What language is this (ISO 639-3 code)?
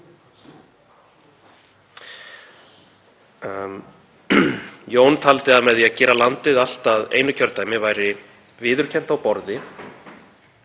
isl